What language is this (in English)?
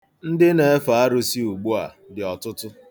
Igbo